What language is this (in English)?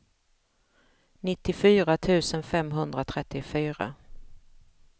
Swedish